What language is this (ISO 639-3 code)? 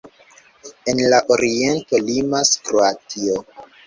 epo